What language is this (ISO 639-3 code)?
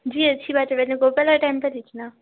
urd